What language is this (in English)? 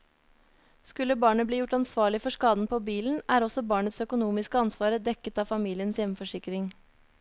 Norwegian